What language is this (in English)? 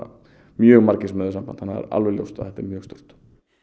Icelandic